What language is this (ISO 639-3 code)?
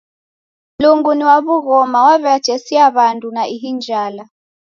dav